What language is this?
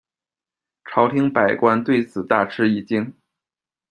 Chinese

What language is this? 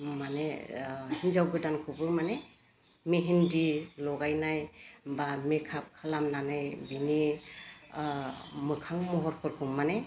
Bodo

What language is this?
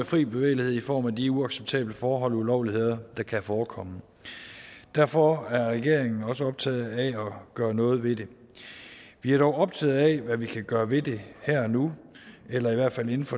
Danish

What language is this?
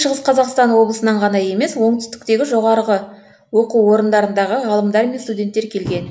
Kazakh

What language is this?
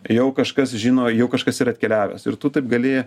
Lithuanian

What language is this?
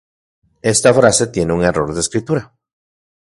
Central Puebla Nahuatl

